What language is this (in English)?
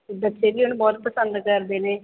Punjabi